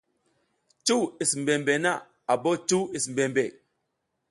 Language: South Giziga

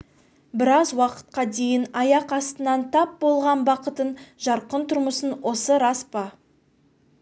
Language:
Kazakh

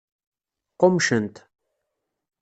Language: Kabyle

